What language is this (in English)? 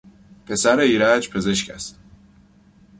Persian